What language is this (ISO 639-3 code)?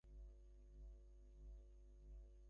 ben